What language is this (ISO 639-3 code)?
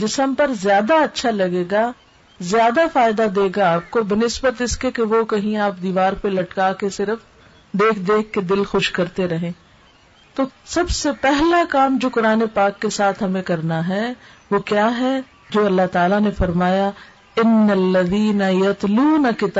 urd